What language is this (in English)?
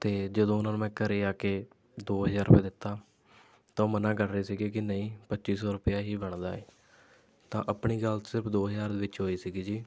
Punjabi